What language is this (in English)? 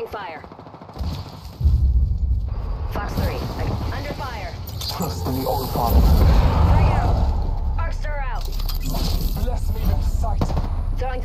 Turkish